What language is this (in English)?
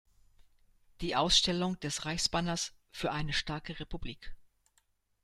German